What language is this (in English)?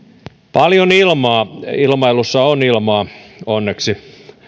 Finnish